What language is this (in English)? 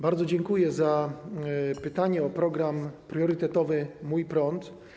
Polish